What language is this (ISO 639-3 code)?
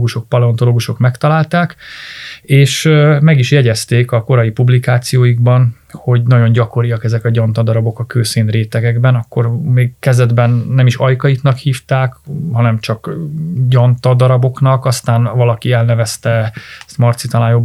hun